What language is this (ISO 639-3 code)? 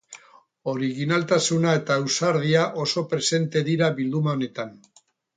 eus